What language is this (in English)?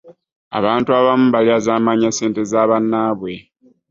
Ganda